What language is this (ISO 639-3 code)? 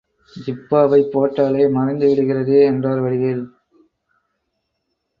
tam